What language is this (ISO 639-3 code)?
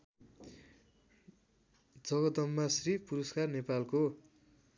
nep